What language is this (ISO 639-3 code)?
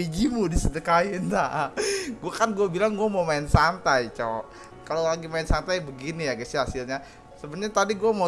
ind